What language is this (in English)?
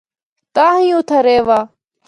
Northern Hindko